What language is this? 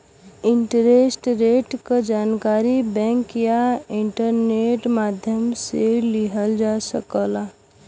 Bhojpuri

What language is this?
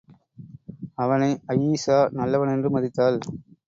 Tamil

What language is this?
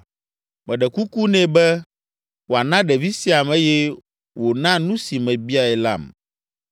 Ewe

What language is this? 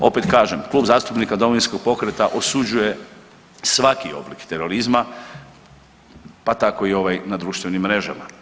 Croatian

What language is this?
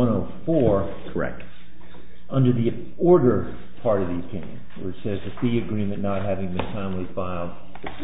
English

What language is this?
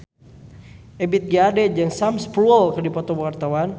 Sundanese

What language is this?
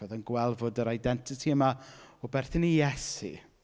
Welsh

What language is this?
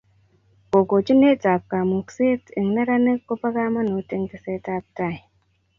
Kalenjin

